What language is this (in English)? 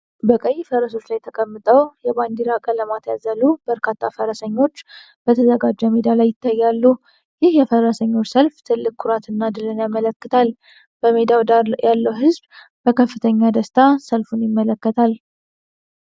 Amharic